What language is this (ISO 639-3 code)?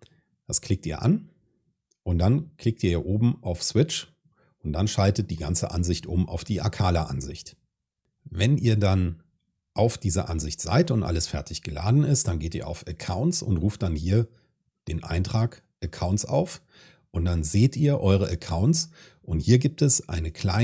deu